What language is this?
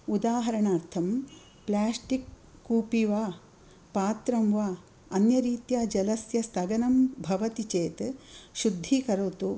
Sanskrit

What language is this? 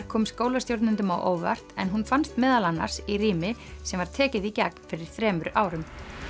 Icelandic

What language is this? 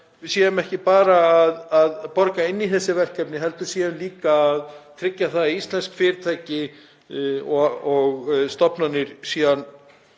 Icelandic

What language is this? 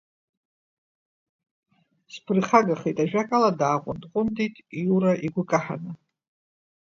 Abkhazian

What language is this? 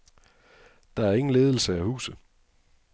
Danish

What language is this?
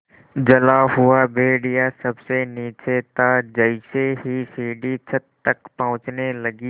Hindi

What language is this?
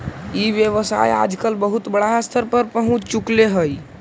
Magahi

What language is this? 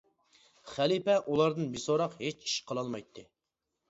Uyghur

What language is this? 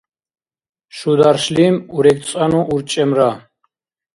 Dargwa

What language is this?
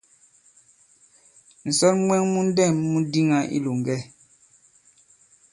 Bankon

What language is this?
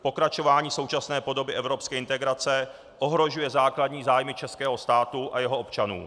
Czech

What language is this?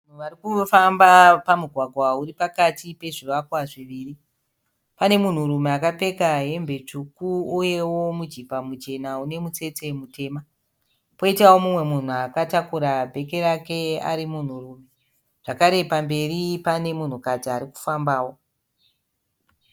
Shona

